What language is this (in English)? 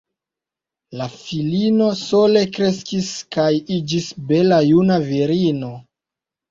Esperanto